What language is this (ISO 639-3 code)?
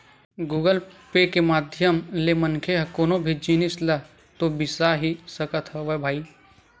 hne